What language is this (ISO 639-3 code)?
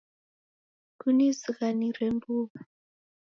dav